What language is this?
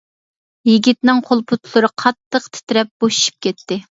Uyghur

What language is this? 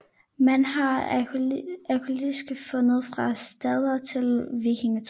Danish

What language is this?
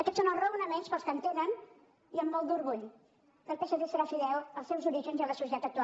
Catalan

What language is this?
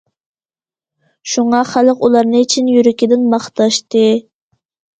Uyghur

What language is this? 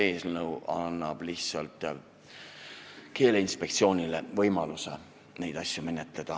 Estonian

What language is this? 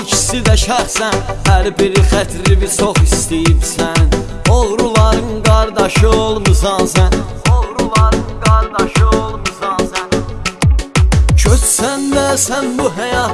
Turkish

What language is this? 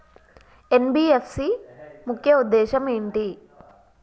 Telugu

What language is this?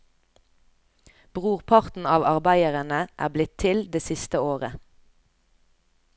Norwegian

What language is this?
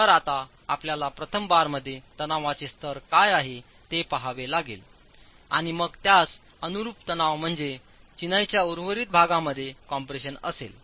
Marathi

